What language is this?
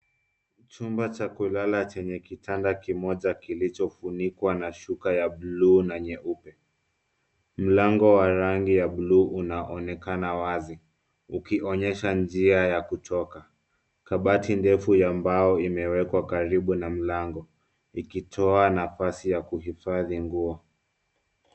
Swahili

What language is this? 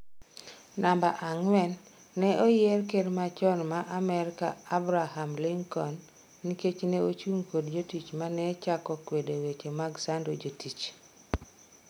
Luo (Kenya and Tanzania)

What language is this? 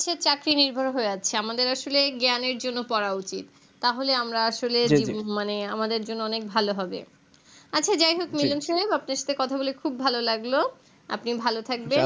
Bangla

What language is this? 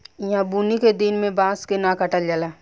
Bhojpuri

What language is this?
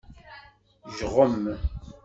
Kabyle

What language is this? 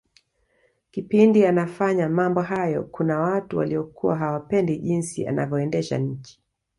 Swahili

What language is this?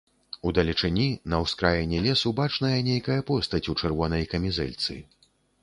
Belarusian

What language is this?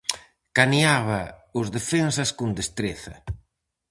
Galician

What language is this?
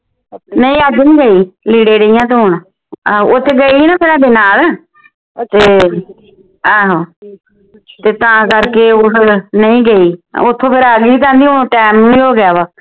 Punjabi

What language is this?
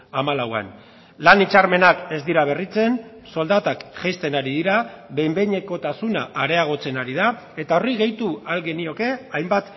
Basque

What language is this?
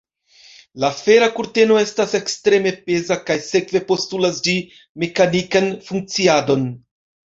Esperanto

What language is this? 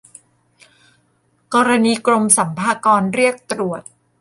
Thai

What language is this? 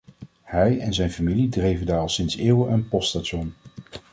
Dutch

